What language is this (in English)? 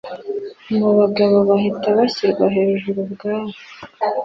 Kinyarwanda